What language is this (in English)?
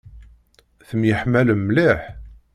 Kabyle